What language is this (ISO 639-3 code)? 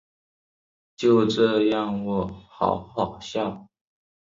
zho